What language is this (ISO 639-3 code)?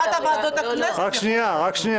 heb